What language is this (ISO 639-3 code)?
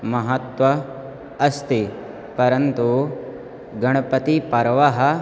san